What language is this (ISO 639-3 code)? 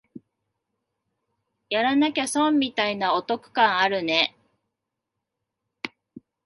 jpn